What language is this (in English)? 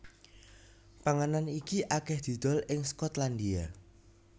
Javanese